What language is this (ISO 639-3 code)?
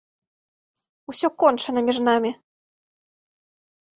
bel